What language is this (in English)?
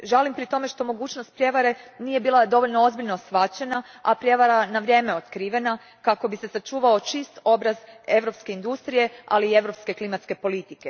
Croatian